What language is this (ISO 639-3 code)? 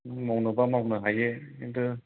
brx